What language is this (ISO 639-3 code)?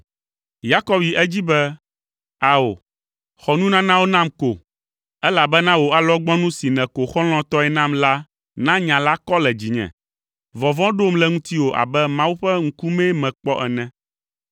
ewe